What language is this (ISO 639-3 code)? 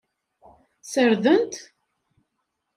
kab